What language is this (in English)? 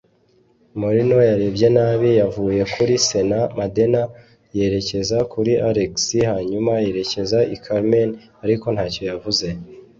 Kinyarwanda